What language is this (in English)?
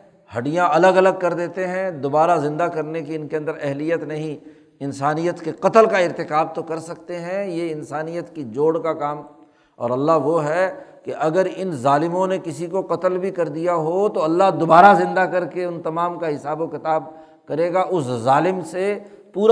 Urdu